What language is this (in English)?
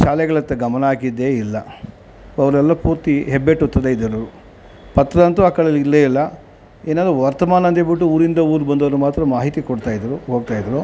Kannada